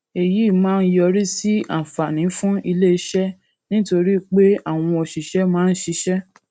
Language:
Yoruba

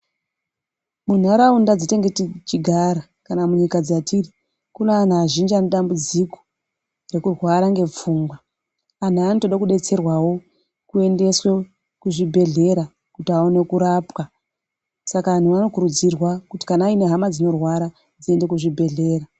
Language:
Ndau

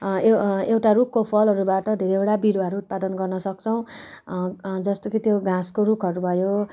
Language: Nepali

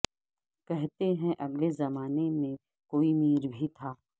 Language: Urdu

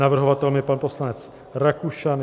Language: Czech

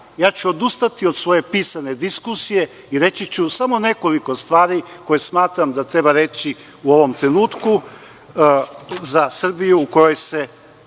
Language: Serbian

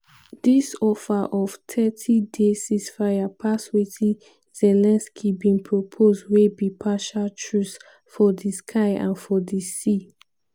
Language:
Nigerian Pidgin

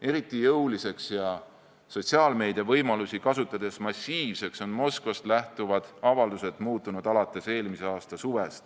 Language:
Estonian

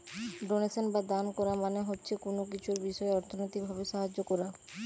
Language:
Bangla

